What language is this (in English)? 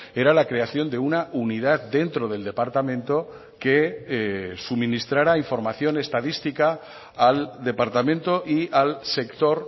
Spanish